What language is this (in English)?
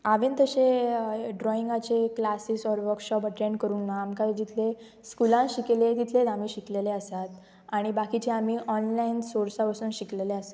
Konkani